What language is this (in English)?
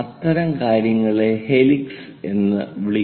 Malayalam